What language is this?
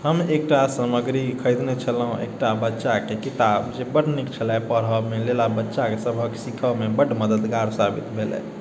Maithili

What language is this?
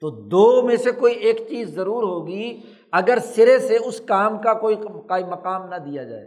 Urdu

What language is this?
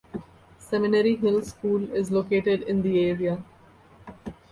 English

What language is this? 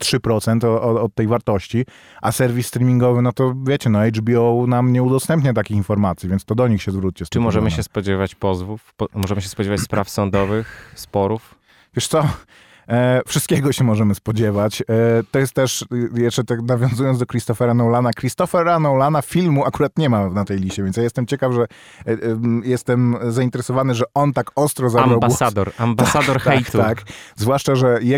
Polish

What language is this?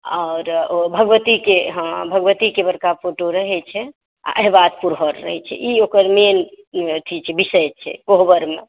Maithili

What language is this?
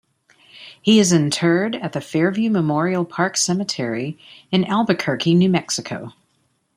English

